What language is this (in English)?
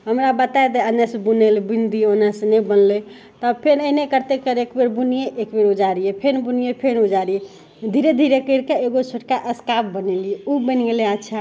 Maithili